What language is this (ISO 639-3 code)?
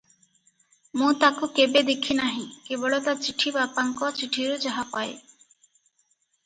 ori